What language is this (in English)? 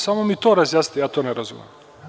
Serbian